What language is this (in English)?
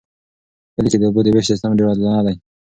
Pashto